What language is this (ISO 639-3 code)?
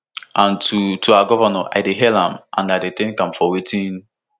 pcm